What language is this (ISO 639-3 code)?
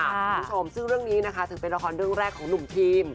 tha